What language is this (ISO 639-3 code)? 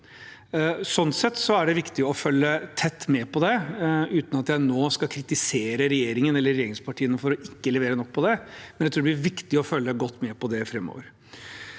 nor